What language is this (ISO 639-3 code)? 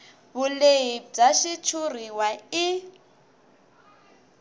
tso